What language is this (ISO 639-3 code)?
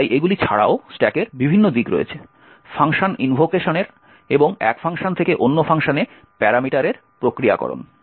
ben